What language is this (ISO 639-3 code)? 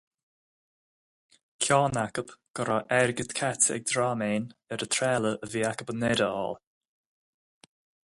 gle